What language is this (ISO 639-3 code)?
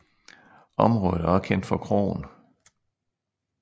dan